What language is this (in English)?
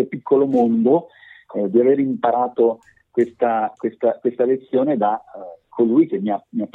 Italian